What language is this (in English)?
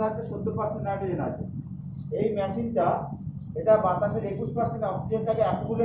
Hindi